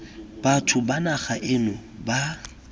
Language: Tswana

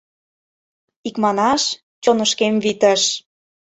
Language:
Mari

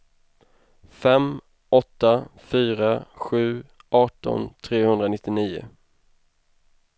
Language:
Swedish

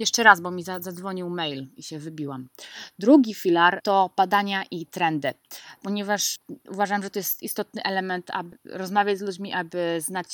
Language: Polish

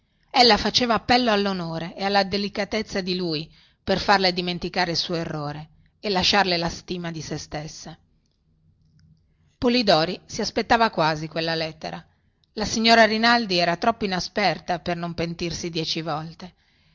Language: Italian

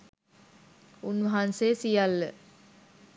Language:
Sinhala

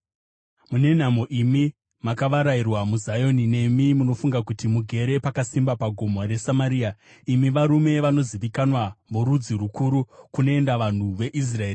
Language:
Shona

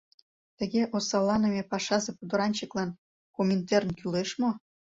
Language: Mari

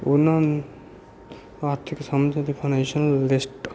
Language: Punjabi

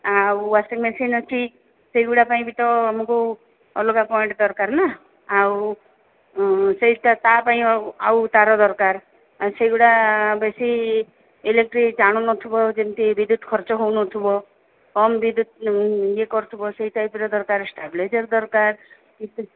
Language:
Odia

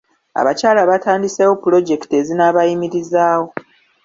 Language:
Ganda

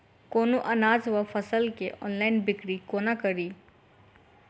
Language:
Maithili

